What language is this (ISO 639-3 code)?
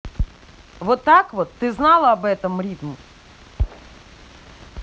rus